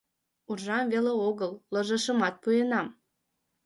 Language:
Mari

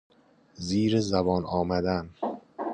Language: Persian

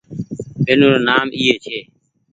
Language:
Goaria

